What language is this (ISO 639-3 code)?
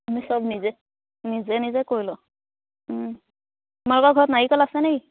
asm